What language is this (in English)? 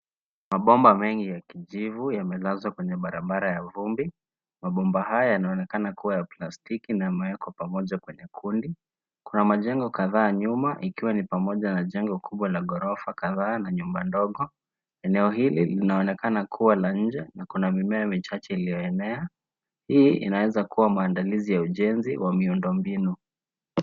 Swahili